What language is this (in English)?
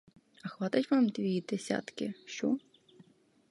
Ukrainian